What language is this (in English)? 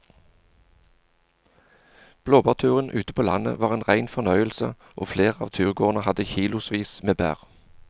Norwegian